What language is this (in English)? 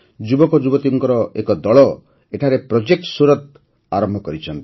Odia